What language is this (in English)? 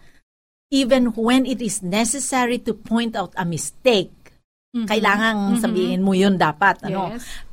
Filipino